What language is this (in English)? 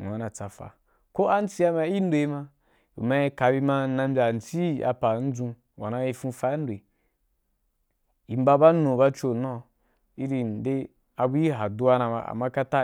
Wapan